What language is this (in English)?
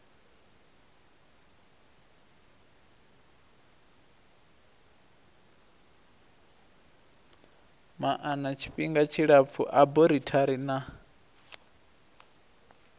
Venda